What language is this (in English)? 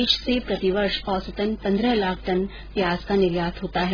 Hindi